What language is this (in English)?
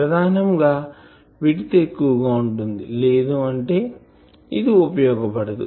Telugu